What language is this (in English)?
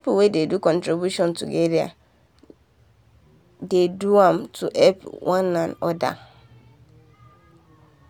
Nigerian Pidgin